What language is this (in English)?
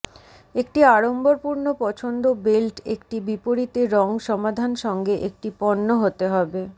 Bangla